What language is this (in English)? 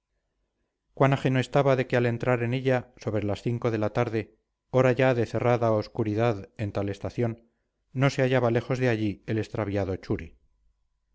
Spanish